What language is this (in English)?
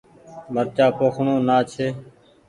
Goaria